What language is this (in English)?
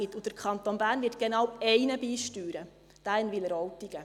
Swiss German